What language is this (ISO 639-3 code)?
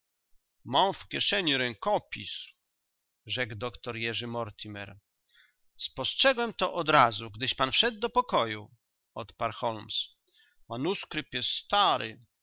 pol